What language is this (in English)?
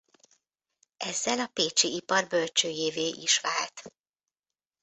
Hungarian